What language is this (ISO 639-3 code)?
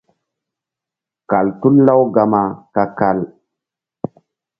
mdd